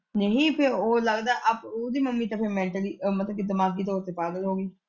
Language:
Punjabi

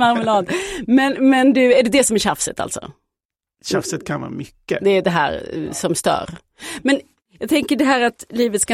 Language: Swedish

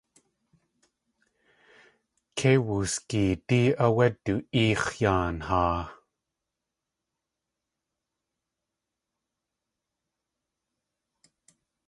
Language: Tlingit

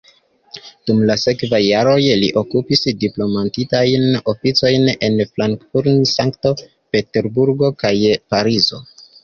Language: Esperanto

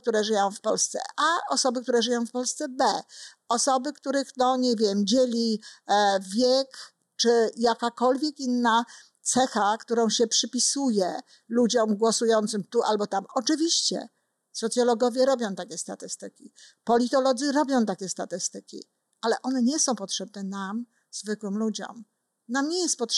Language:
Polish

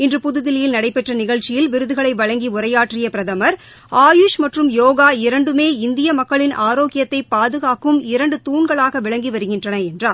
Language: Tamil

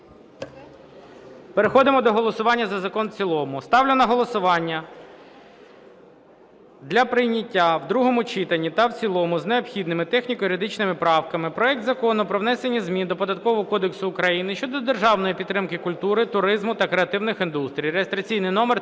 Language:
Ukrainian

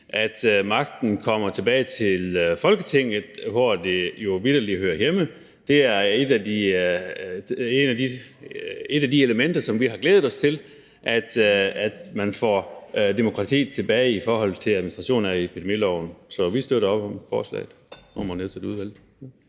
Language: Danish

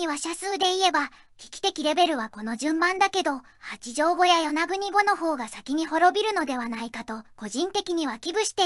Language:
Japanese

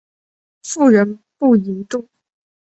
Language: Chinese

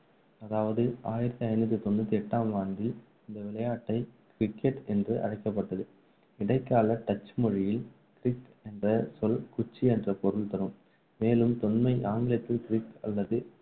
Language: Tamil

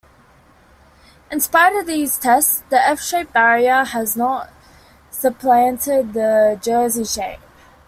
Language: English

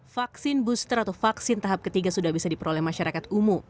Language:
Indonesian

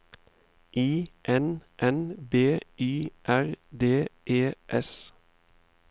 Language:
Norwegian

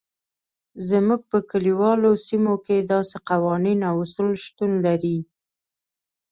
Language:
Pashto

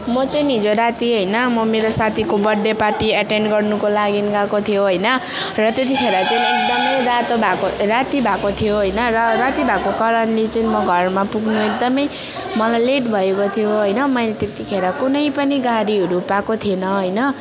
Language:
Nepali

